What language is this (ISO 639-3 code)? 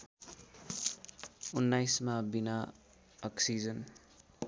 nep